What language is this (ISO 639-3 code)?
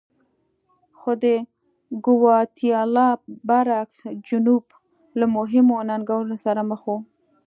pus